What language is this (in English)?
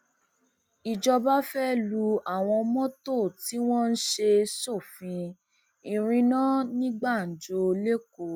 Yoruba